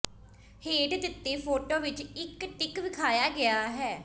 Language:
Punjabi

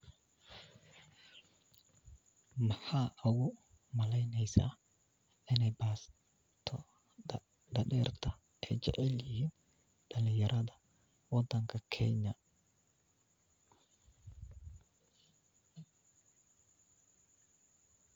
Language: Somali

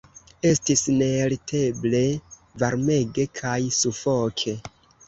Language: Esperanto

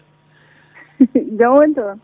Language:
Fula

